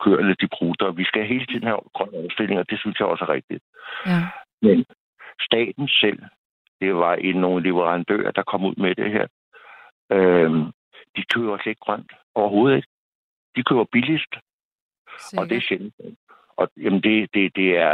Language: Danish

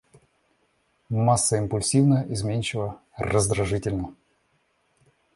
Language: Russian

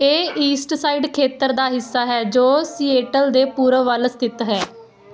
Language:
Punjabi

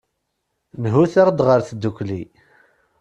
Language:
Kabyle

